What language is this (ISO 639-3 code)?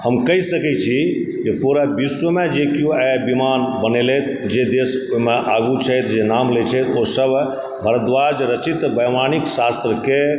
mai